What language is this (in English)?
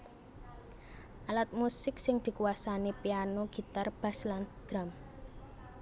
Javanese